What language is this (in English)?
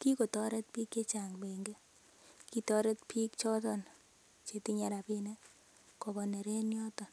Kalenjin